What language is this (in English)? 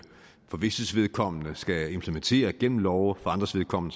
Danish